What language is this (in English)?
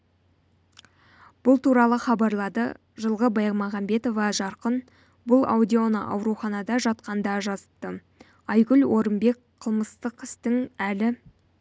Kazakh